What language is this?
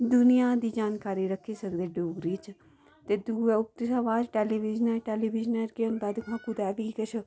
Dogri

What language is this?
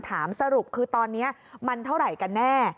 Thai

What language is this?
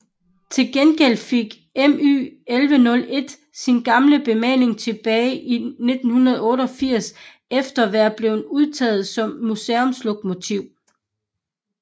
Danish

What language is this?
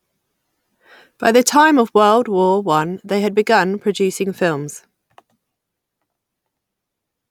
English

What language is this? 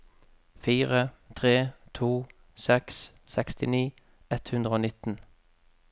Norwegian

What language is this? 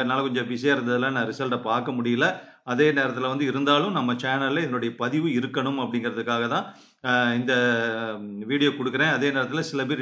Tamil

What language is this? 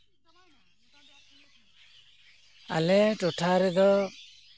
Santali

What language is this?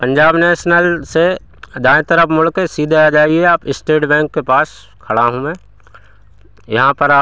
Hindi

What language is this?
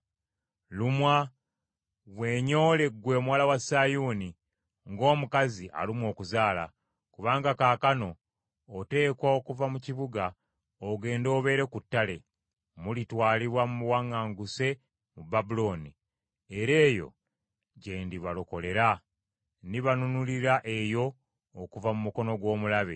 Ganda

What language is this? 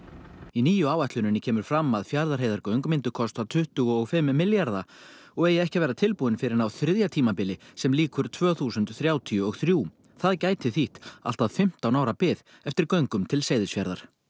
Icelandic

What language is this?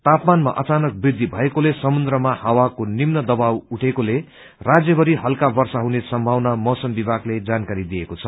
Nepali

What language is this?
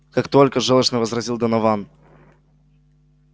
Russian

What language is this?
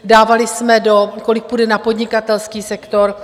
Czech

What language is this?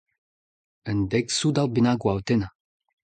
Breton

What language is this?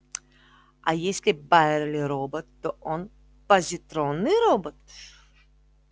Russian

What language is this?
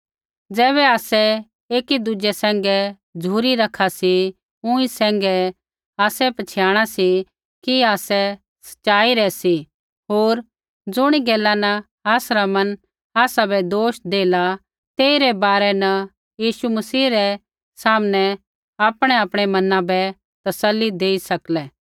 Kullu Pahari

